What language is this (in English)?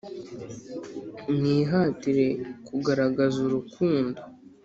Kinyarwanda